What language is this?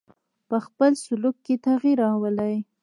Pashto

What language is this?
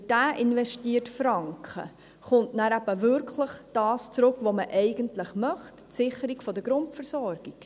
Swiss German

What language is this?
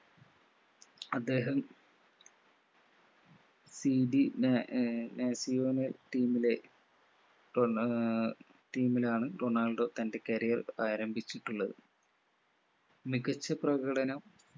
Malayalam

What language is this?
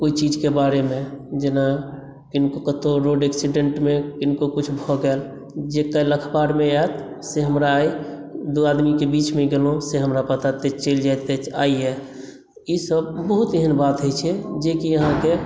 Maithili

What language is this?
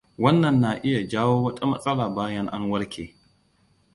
Hausa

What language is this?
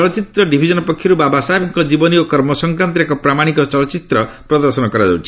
Odia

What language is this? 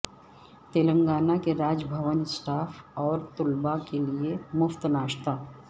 Urdu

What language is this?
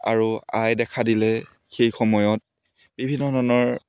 Assamese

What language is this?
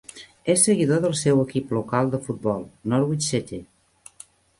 Catalan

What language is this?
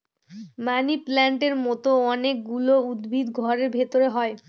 Bangla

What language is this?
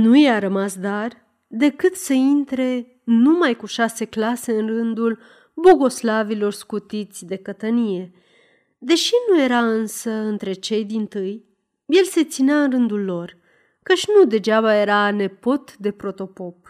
Romanian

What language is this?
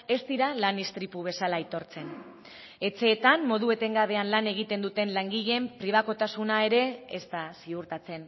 Basque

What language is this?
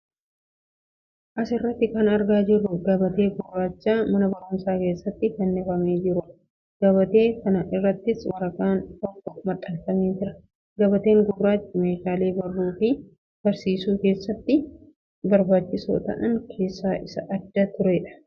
Oromo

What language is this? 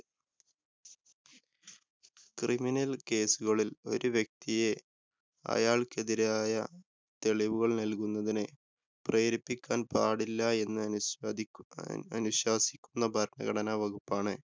Malayalam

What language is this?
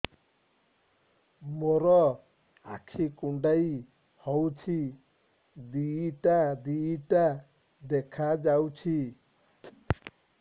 Odia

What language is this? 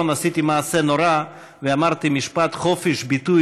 Hebrew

